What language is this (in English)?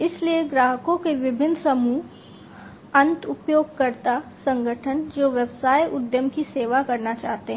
Hindi